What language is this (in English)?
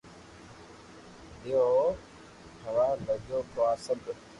Loarki